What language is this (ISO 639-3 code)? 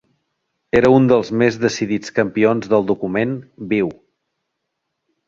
cat